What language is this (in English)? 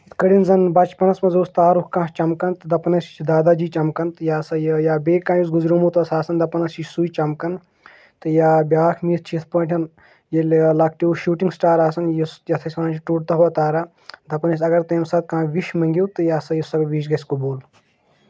Kashmiri